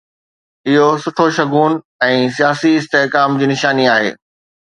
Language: Sindhi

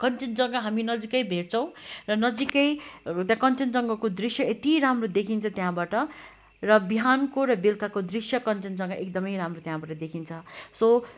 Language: Nepali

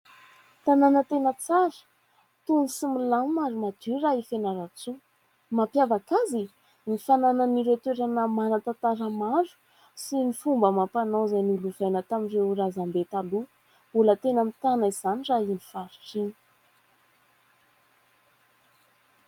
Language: Malagasy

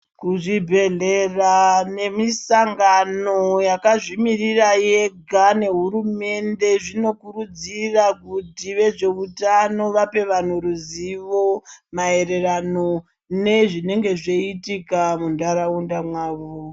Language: Ndau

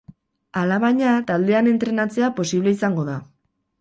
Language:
Basque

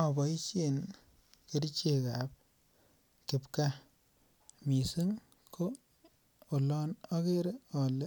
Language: Kalenjin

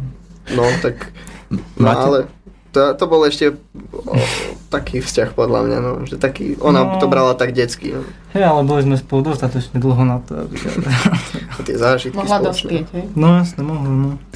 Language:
Slovak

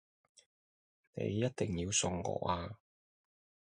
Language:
Cantonese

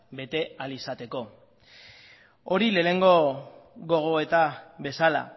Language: Basque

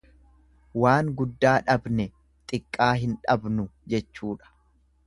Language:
Oromo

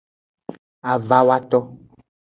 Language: Aja (Benin)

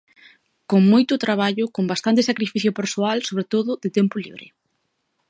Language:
Galician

